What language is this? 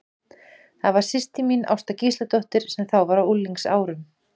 Icelandic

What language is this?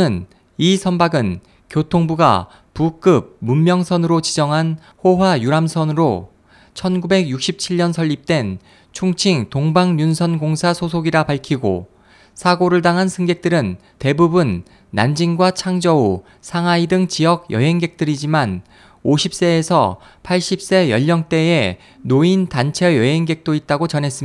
Korean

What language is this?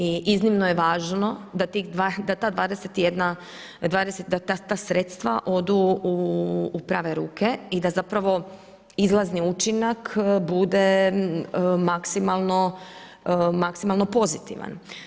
Croatian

